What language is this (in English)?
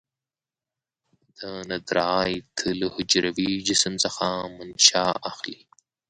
Pashto